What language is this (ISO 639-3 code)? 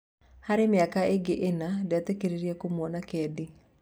kik